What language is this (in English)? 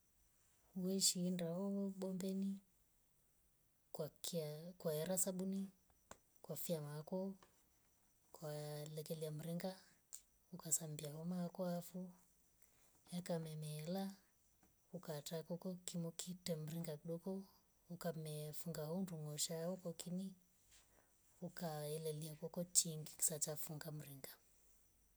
Rombo